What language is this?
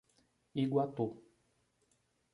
Portuguese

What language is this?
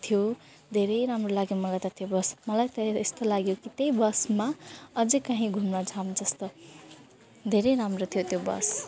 Nepali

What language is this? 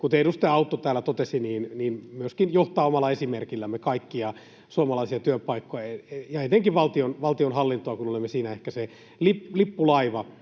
Finnish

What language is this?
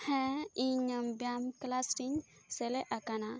Santali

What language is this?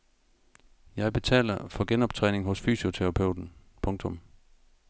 Danish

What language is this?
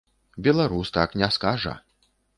Belarusian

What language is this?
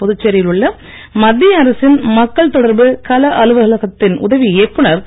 Tamil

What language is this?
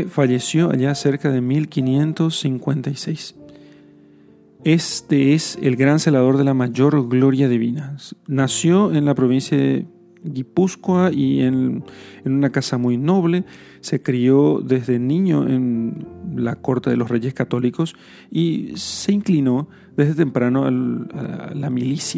Spanish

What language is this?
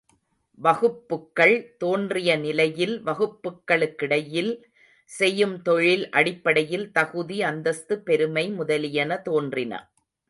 Tamil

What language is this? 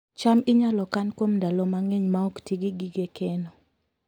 Luo (Kenya and Tanzania)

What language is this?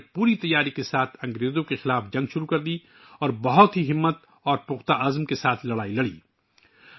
Urdu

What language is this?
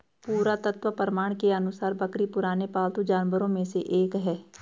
Hindi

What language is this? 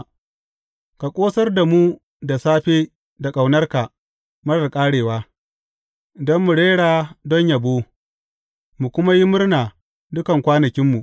Hausa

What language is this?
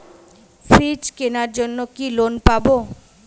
Bangla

